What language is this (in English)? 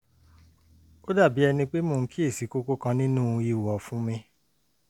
Yoruba